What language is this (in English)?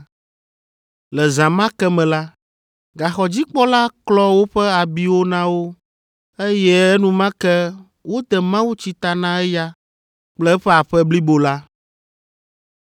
Ewe